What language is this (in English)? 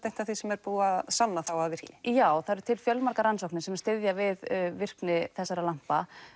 Icelandic